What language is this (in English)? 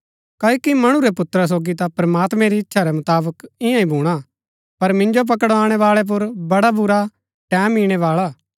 Gaddi